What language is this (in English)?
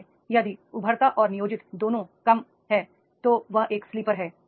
Hindi